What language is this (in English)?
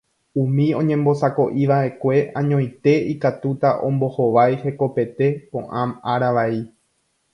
Guarani